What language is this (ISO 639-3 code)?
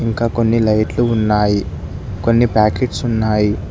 tel